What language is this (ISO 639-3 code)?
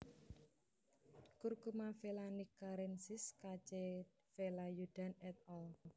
jav